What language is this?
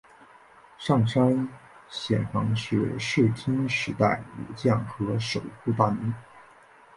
Chinese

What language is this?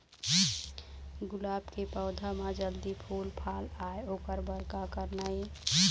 Chhattisgarhi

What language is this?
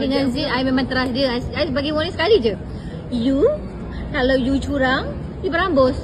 Malay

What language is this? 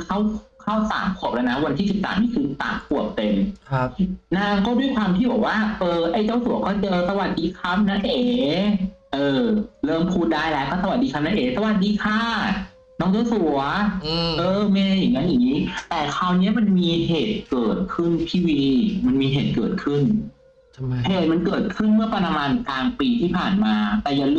Thai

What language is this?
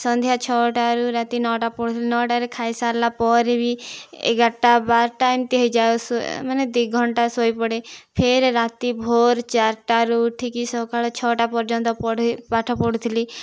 Odia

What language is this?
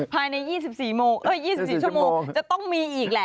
Thai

